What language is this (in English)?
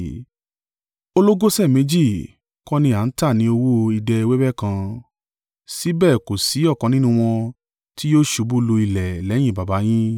Yoruba